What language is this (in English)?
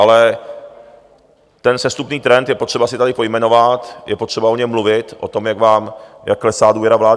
Czech